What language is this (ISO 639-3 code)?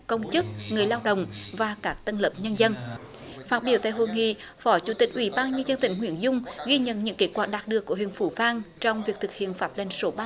vie